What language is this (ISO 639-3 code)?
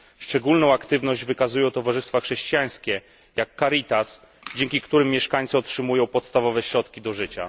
pol